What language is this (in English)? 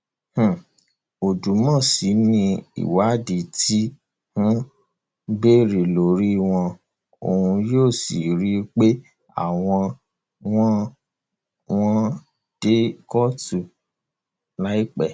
Yoruba